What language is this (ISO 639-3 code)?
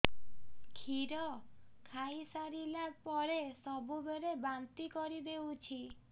ori